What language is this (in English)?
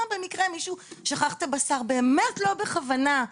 Hebrew